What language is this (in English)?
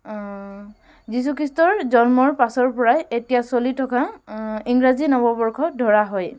Assamese